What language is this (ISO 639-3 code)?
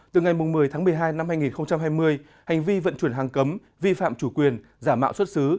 vie